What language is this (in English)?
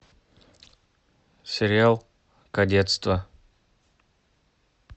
Russian